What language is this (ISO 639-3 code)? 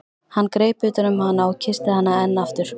isl